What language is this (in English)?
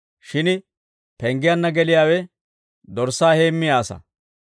Dawro